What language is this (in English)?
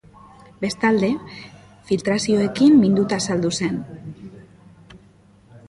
Basque